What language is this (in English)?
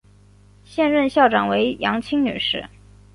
Chinese